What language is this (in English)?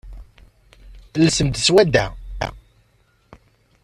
Kabyle